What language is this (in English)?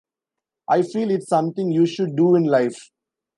English